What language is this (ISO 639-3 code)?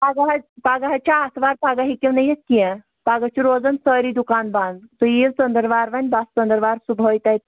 kas